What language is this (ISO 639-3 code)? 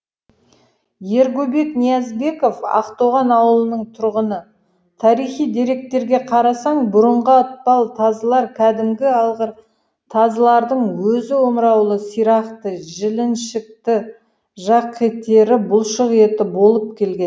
kaz